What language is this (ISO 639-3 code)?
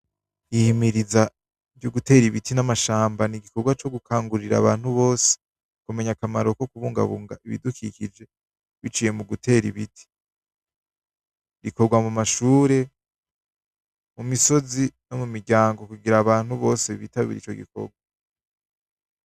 run